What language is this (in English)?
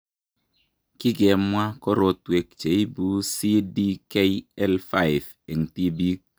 Kalenjin